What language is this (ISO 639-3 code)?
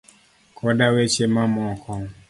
luo